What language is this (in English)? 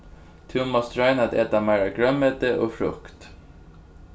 Faroese